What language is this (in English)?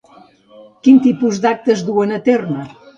Catalan